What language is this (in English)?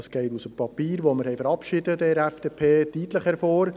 Swiss German